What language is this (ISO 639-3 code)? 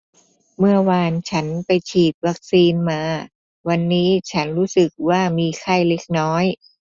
tha